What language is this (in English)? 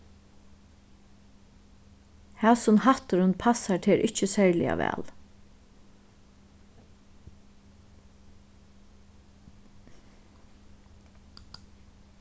Faroese